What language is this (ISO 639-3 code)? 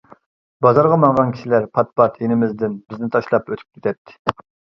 uig